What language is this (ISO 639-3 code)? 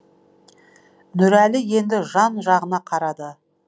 kaz